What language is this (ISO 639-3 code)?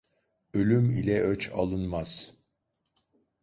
tur